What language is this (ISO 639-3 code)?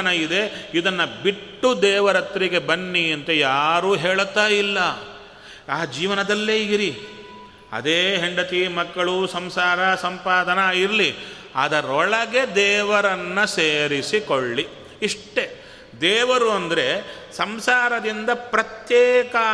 kan